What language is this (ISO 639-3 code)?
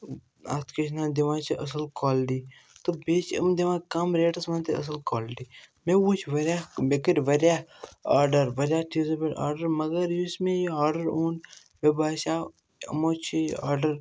kas